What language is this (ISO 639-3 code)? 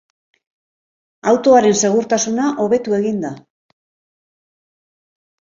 eus